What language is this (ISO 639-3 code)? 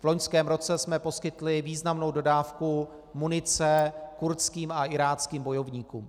ces